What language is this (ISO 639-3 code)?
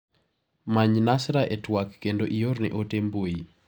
luo